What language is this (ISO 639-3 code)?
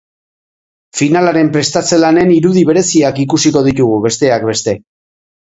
eus